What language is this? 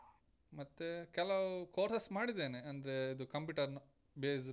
Kannada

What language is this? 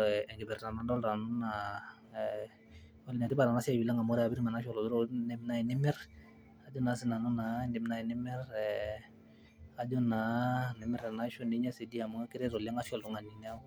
Masai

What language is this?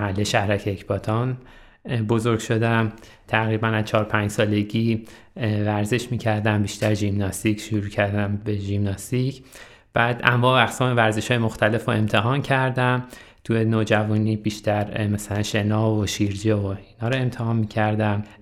Persian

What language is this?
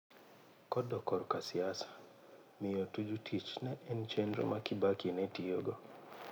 Luo (Kenya and Tanzania)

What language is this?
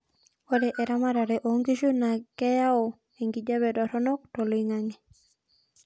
Masai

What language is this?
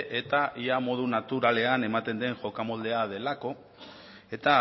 Basque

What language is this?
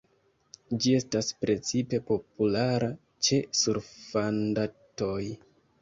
Esperanto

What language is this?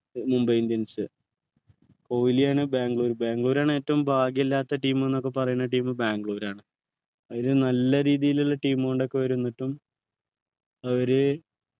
Malayalam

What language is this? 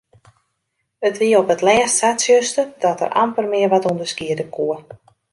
Western Frisian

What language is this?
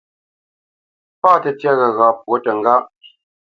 Bamenyam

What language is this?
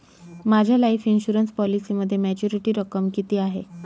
Marathi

